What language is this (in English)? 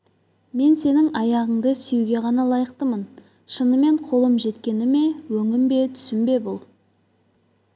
Kazakh